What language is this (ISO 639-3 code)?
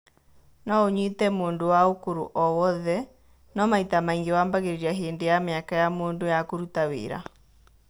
kik